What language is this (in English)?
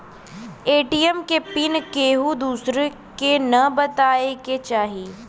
Bhojpuri